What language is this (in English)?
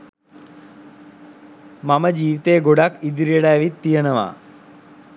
Sinhala